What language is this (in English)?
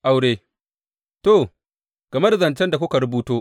Hausa